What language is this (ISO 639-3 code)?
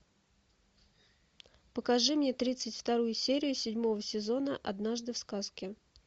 rus